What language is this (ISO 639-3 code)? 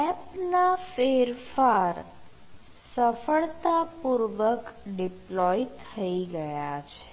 guj